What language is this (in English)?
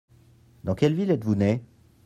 French